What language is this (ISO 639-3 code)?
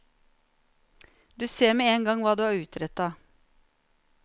nor